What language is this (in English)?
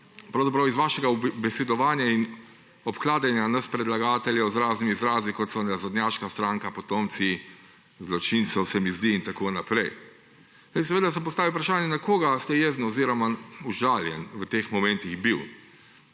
Slovenian